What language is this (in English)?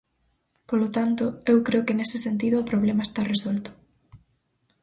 Galician